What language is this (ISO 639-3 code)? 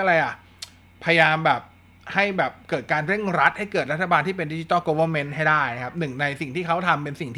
tha